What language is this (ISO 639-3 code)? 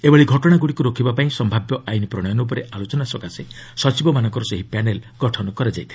ori